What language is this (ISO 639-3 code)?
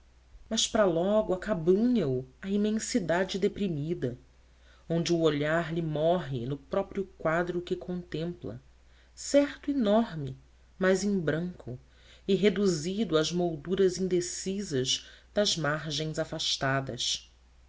por